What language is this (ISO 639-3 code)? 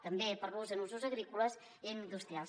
cat